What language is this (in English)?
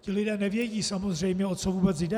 Czech